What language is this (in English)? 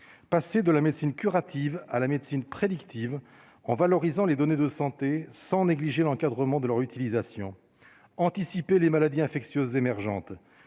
French